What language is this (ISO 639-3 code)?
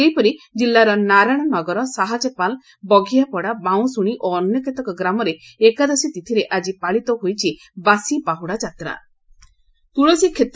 ori